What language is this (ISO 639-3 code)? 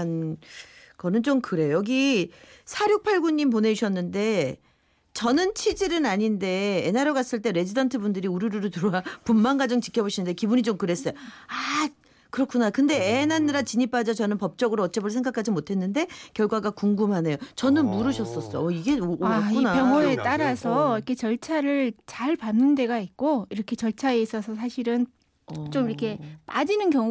kor